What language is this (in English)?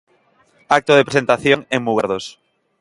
Galician